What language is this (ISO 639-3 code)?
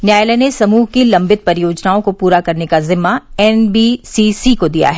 hin